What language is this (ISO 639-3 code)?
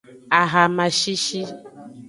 ajg